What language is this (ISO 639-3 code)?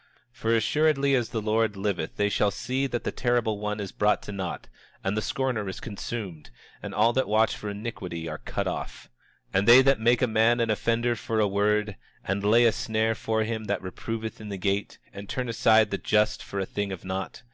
eng